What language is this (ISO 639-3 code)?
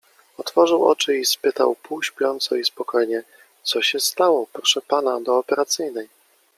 pol